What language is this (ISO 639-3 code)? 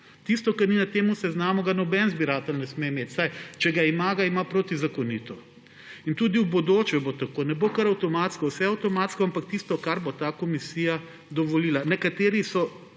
slv